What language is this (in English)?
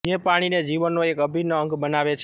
Gujarati